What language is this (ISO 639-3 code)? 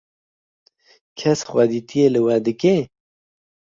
kur